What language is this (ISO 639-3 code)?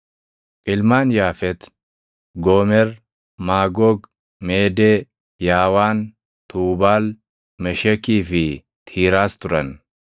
orm